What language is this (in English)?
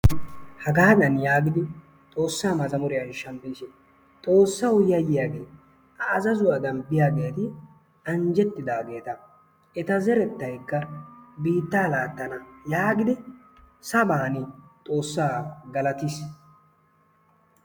Wolaytta